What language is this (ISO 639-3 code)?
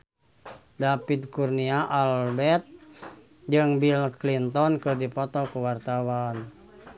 sun